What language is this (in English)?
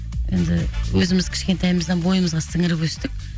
Kazakh